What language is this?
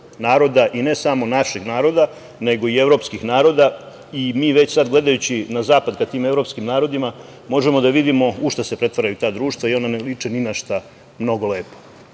Serbian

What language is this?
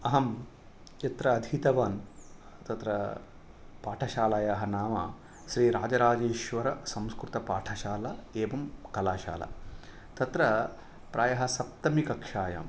Sanskrit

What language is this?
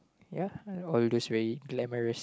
English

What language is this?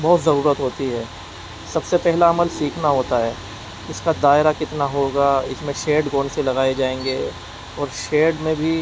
Urdu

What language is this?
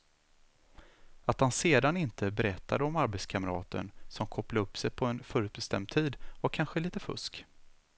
Swedish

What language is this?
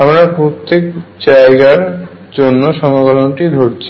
Bangla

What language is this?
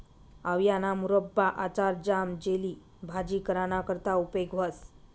Marathi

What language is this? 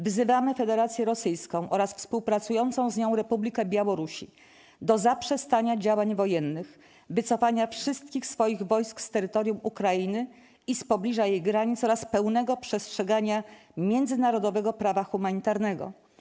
Polish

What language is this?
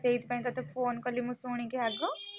Odia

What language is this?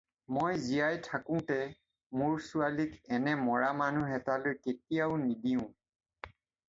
Assamese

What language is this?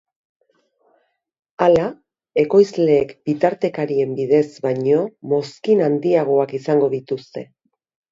Basque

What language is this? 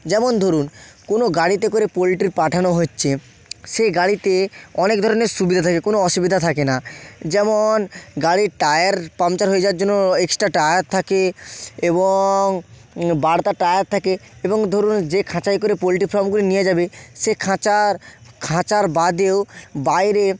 Bangla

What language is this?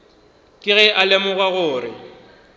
Northern Sotho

